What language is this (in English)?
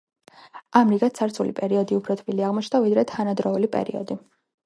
Georgian